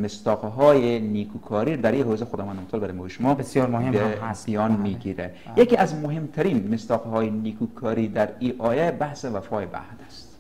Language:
Persian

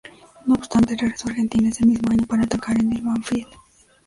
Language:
Spanish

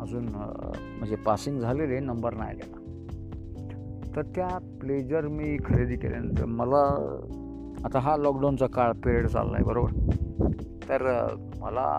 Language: Hindi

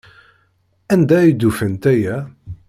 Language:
Kabyle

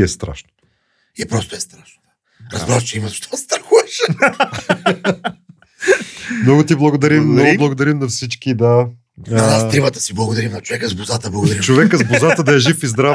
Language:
Bulgarian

